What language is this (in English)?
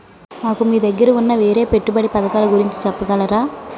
Telugu